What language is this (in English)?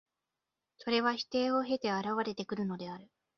Japanese